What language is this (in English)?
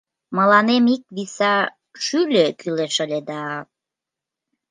Mari